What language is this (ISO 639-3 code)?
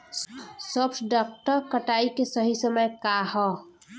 bho